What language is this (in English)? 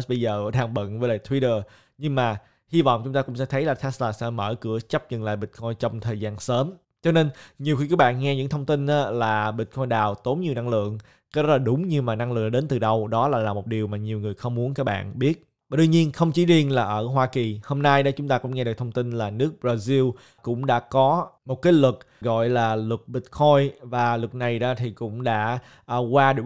Vietnamese